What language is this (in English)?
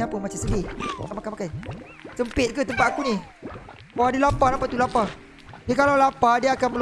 Malay